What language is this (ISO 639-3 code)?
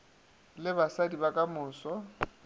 nso